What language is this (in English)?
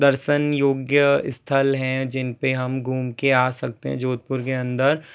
Hindi